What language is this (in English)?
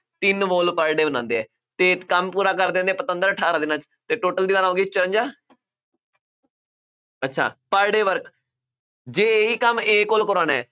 Punjabi